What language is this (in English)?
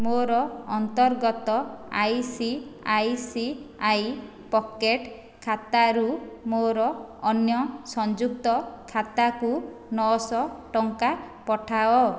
Odia